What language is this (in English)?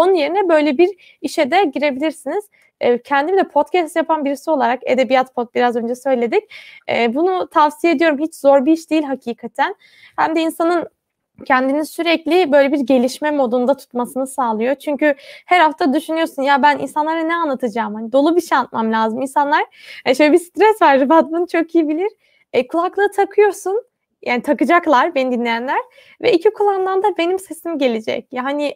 Turkish